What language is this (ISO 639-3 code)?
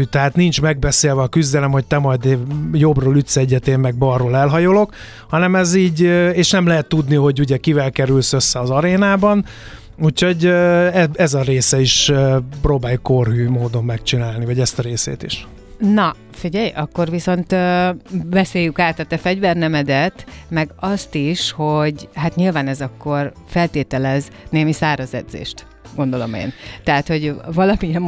hun